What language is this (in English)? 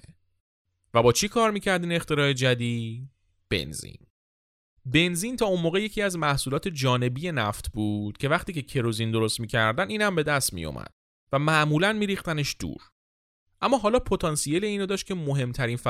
Persian